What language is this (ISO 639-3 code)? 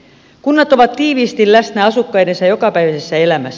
fin